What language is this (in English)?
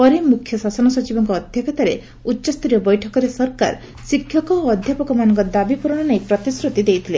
Odia